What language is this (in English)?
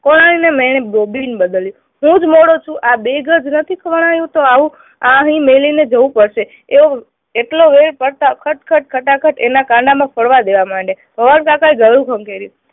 Gujarati